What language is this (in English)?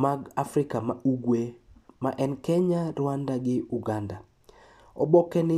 Luo (Kenya and Tanzania)